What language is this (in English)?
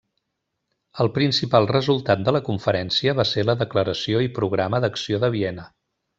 Catalan